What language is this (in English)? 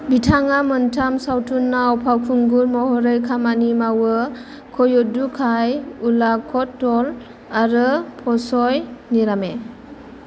Bodo